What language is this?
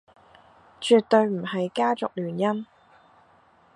Cantonese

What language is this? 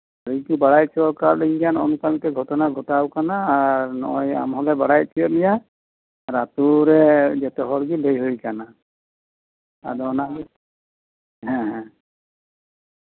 Santali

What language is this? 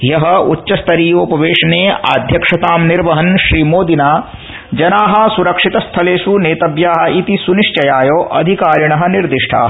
Sanskrit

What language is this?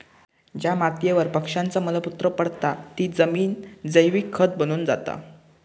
Marathi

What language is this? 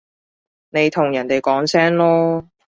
Cantonese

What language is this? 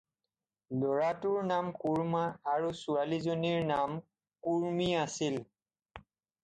Assamese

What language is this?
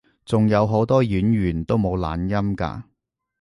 Cantonese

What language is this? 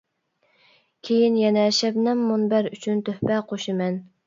Uyghur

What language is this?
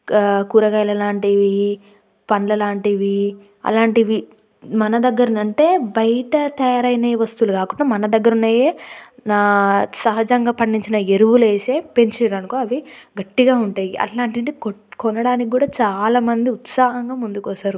Telugu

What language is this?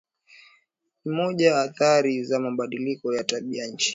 Swahili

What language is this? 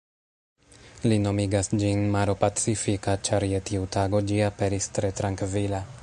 Esperanto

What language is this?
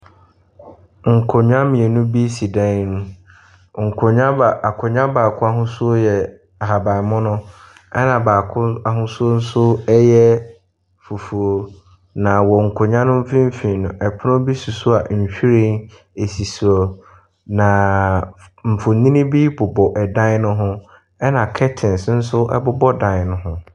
Akan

